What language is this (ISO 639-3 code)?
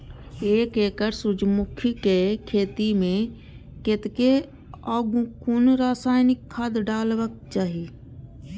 mai